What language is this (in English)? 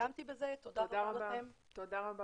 Hebrew